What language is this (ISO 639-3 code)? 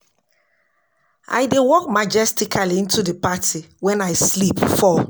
pcm